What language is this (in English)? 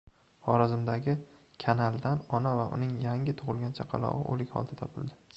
Uzbek